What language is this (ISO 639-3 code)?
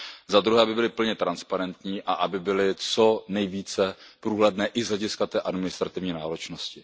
ces